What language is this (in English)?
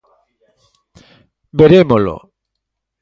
Galician